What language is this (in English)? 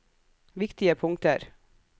Norwegian